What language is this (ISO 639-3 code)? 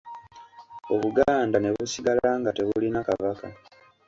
lug